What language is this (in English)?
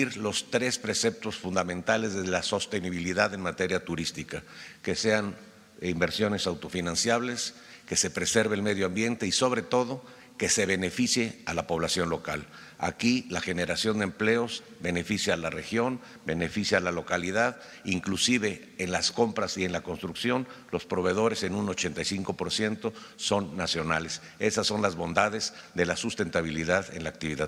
Spanish